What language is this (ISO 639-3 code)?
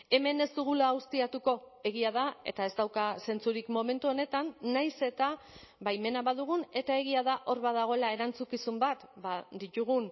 eus